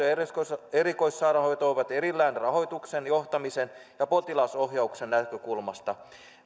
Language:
Finnish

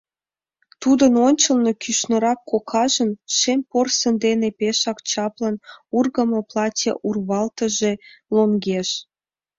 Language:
Mari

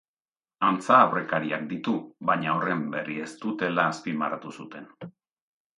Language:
Basque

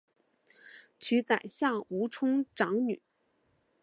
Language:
Chinese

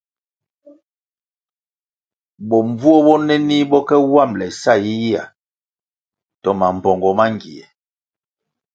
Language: Kwasio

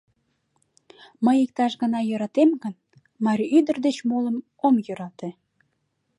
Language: Mari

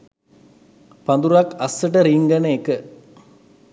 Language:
Sinhala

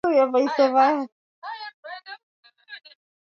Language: Swahili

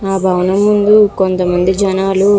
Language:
Telugu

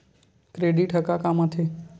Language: Chhattisgarhi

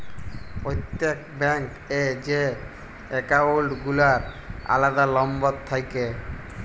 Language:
Bangla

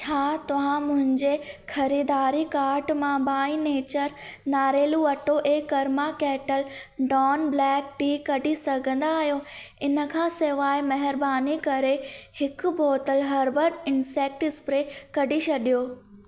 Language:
Sindhi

